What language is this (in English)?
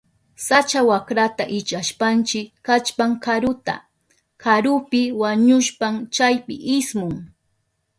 Southern Pastaza Quechua